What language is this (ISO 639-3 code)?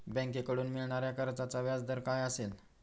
mar